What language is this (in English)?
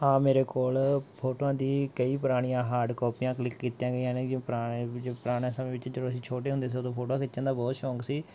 Punjabi